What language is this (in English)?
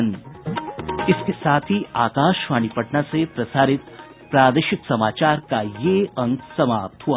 Hindi